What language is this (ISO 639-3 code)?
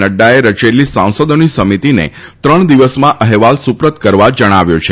guj